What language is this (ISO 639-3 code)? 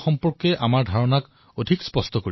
asm